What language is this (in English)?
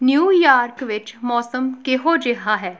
Punjabi